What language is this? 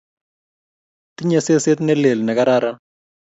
Kalenjin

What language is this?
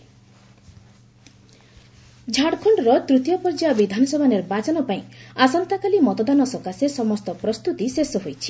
Odia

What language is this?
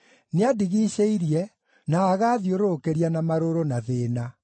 Kikuyu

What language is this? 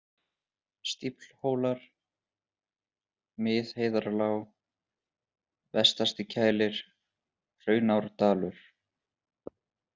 Icelandic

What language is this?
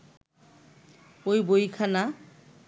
Bangla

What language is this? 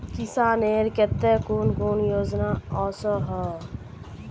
Magahi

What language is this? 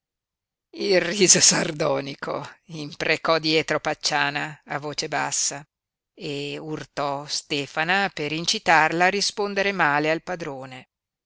Italian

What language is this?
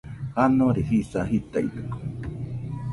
Nüpode Huitoto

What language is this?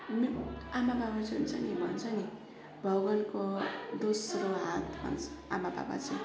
Nepali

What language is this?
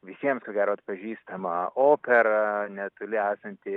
Lithuanian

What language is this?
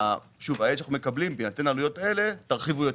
Hebrew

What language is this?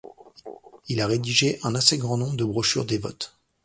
French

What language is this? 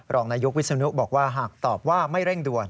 Thai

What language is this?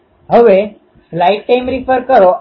Gujarati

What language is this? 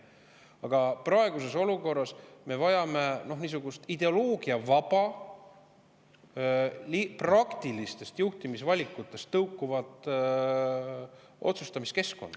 Estonian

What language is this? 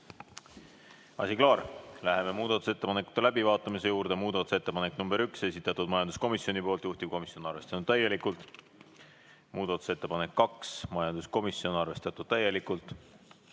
Estonian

